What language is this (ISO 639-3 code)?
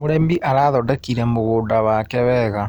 kik